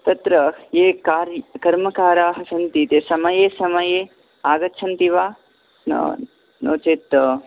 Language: Sanskrit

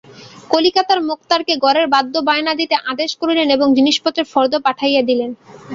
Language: Bangla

